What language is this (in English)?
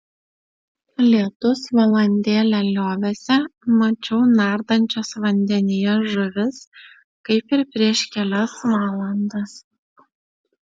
Lithuanian